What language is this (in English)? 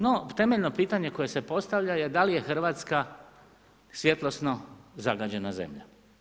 Croatian